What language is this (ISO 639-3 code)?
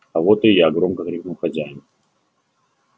rus